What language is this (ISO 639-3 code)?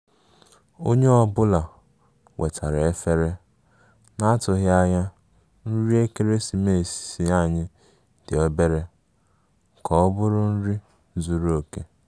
ibo